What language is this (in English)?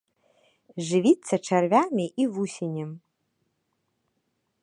Belarusian